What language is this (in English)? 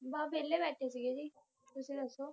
Punjabi